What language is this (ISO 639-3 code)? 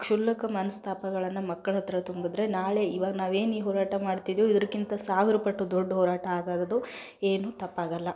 kan